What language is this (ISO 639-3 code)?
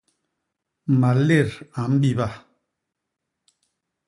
bas